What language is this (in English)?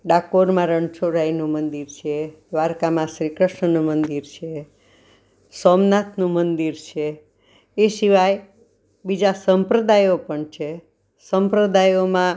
Gujarati